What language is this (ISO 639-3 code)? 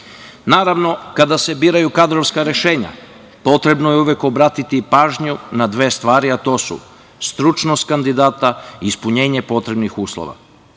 srp